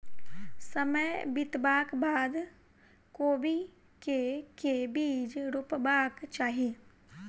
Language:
Maithili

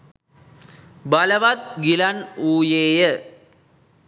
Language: Sinhala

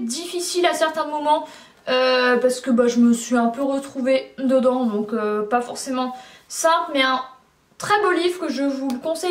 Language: French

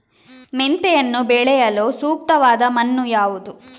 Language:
Kannada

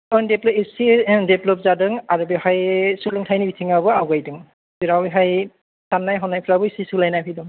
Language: Bodo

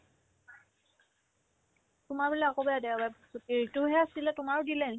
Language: Assamese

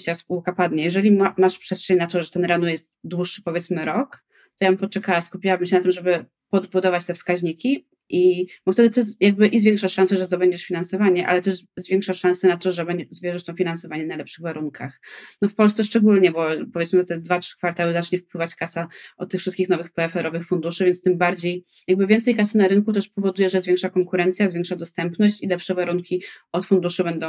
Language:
Polish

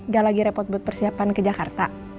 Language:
Indonesian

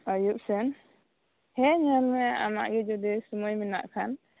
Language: Santali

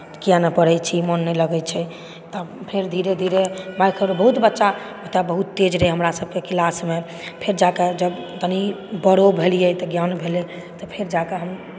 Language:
Maithili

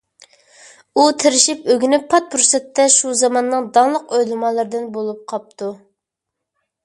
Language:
Uyghur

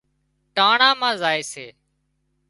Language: Wadiyara Koli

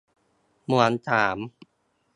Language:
Thai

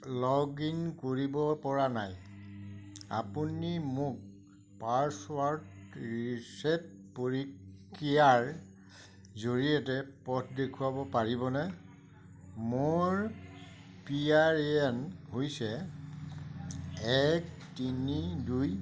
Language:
Assamese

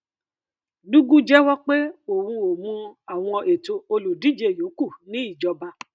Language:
Yoruba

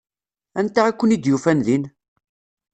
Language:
Kabyle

